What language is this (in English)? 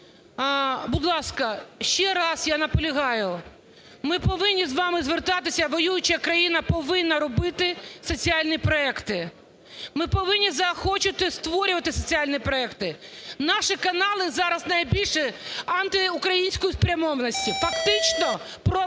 Ukrainian